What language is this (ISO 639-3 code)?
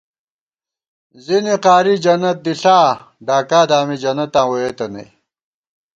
gwt